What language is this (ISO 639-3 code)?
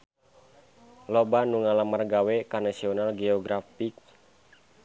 sun